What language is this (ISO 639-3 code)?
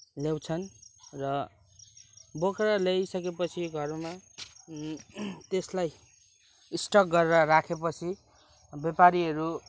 nep